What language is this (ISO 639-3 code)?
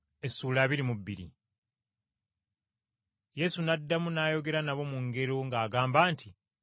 lug